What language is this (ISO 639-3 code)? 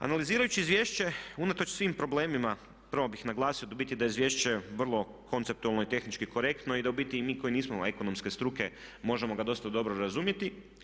hrv